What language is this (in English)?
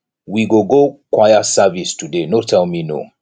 Nigerian Pidgin